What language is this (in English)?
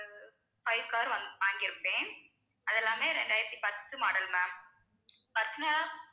Tamil